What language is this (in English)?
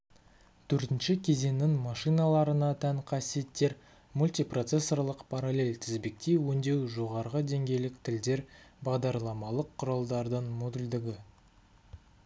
Kazakh